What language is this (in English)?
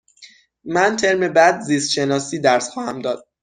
Persian